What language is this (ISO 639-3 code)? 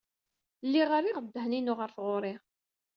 kab